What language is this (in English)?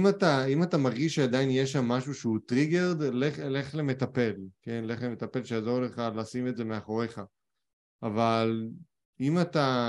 Hebrew